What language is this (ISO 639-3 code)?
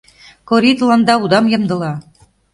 chm